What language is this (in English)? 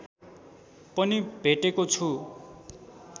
Nepali